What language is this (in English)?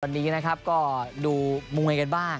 Thai